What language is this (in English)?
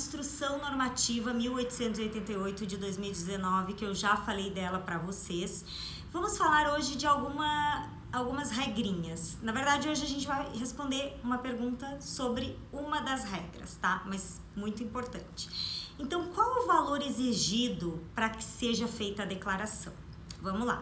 Portuguese